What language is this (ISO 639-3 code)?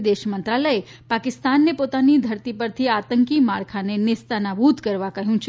guj